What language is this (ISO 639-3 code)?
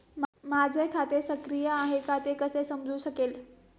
mar